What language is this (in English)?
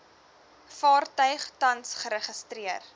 Afrikaans